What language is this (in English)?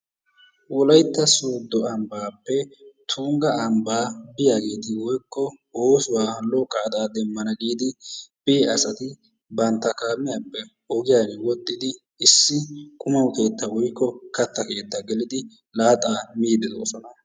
Wolaytta